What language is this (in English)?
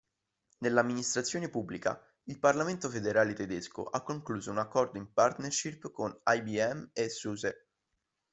Italian